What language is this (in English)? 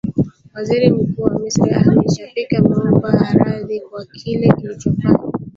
Swahili